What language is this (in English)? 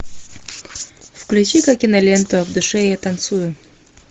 Russian